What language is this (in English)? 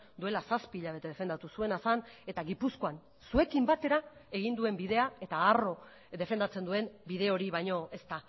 Basque